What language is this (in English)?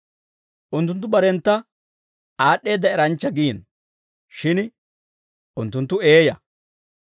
Dawro